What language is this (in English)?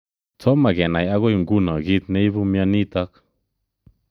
Kalenjin